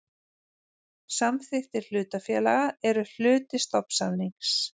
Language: Icelandic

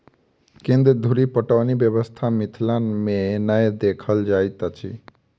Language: Maithili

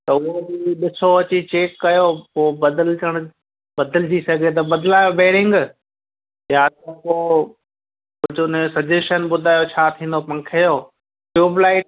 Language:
Sindhi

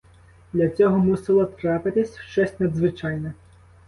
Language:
Ukrainian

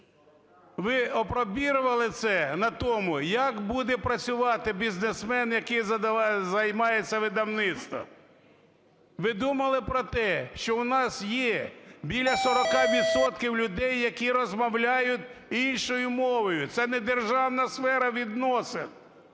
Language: Ukrainian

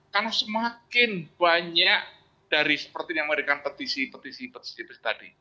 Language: Indonesian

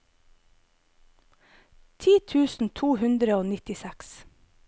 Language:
Norwegian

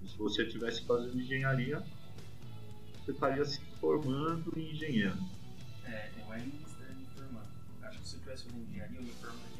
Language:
Portuguese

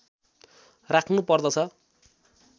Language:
Nepali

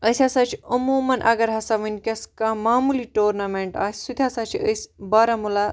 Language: Kashmiri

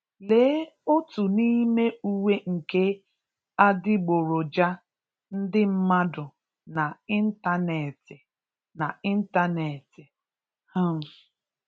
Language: Igbo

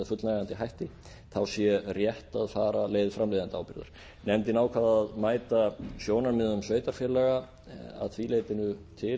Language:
Icelandic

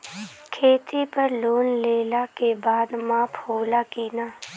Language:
Bhojpuri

